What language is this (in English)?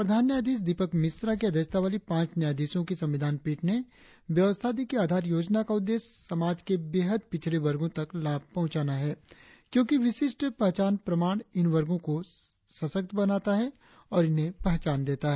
Hindi